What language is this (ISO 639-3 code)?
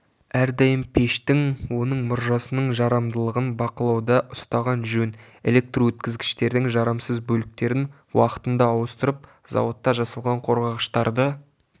kaz